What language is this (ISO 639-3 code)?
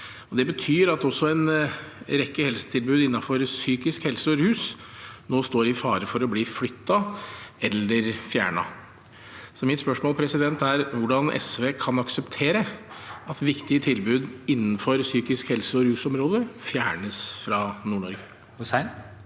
nor